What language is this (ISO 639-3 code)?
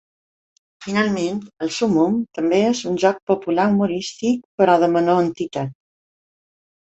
cat